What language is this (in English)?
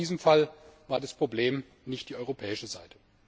German